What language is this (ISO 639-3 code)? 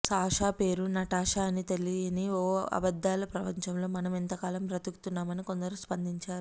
tel